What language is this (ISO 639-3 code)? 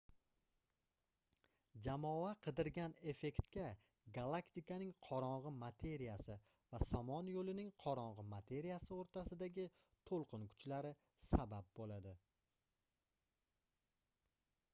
uzb